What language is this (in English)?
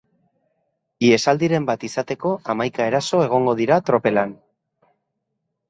Basque